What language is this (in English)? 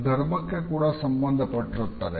Kannada